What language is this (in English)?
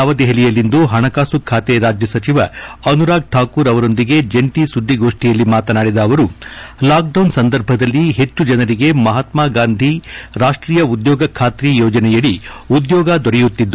Kannada